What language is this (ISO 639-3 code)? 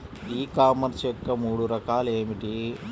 tel